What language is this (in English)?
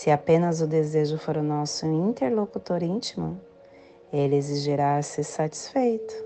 Portuguese